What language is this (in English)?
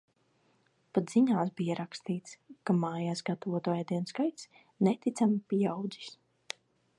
Latvian